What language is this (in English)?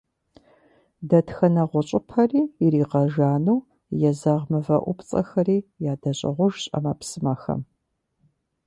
Kabardian